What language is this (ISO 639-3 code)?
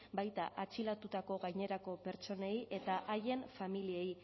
eus